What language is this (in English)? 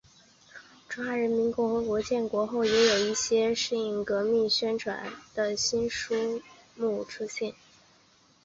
Chinese